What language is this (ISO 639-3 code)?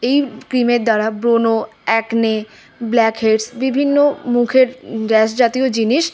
ben